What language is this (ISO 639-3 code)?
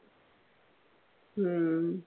mal